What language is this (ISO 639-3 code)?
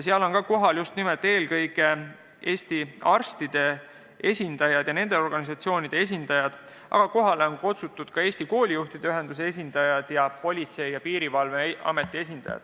est